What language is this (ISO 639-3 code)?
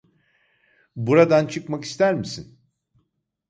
tur